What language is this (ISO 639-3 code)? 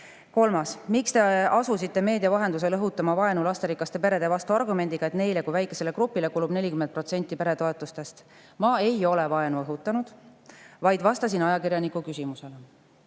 est